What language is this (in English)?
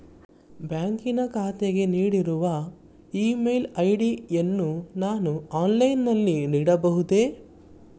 Kannada